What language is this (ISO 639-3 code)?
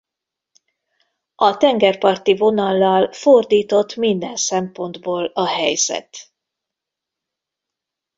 hun